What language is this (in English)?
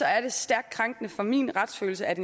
Danish